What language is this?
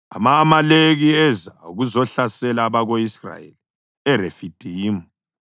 North Ndebele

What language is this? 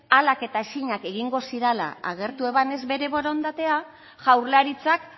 Basque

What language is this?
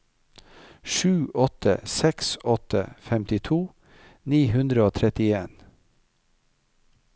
Norwegian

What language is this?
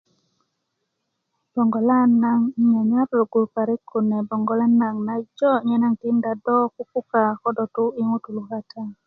Kuku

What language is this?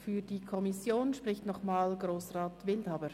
Swiss German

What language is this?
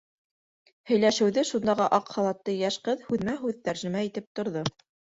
Bashkir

